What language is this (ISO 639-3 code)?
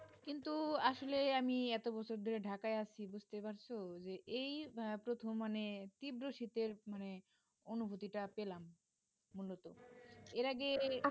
ben